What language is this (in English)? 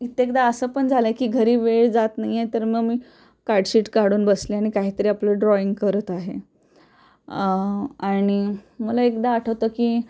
Marathi